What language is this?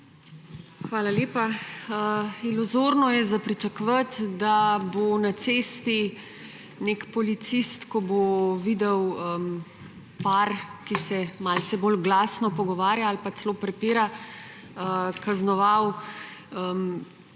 Slovenian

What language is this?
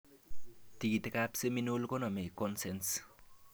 Kalenjin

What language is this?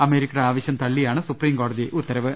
Malayalam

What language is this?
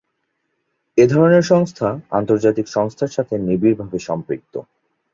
Bangla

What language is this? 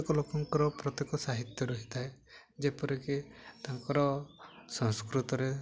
Odia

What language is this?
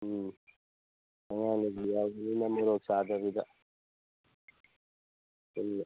Manipuri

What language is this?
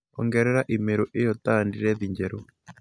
Kikuyu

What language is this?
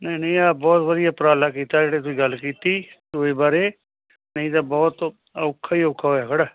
Punjabi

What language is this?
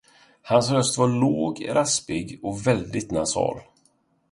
Swedish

